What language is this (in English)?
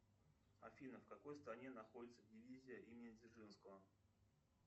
Russian